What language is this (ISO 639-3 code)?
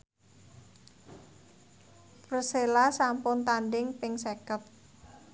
jav